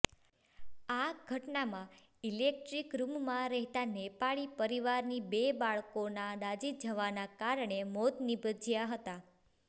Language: Gujarati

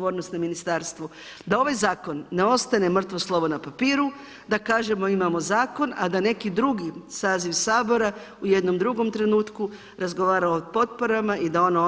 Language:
Croatian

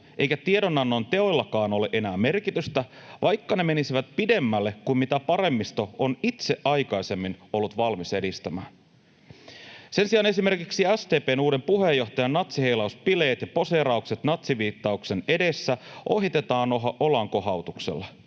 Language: Finnish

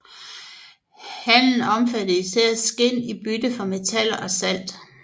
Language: Danish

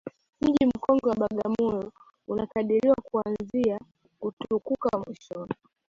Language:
Swahili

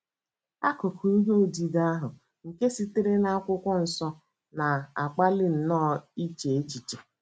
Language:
Igbo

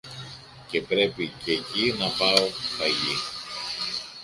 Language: Greek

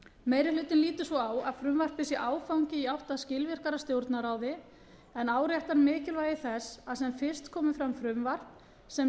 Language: Icelandic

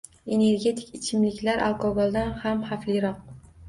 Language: Uzbek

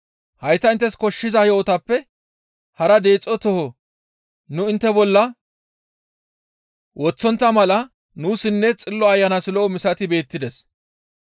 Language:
Gamo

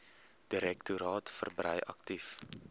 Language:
Afrikaans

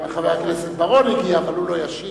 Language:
Hebrew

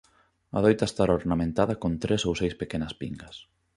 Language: Galician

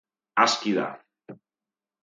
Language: Basque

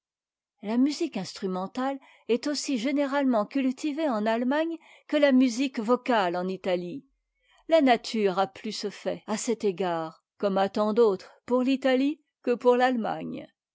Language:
French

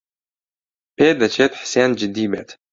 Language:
Central Kurdish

